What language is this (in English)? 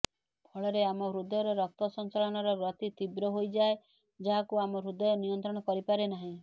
Odia